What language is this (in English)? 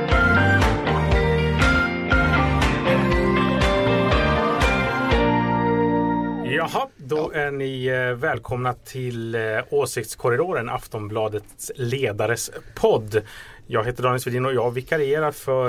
Swedish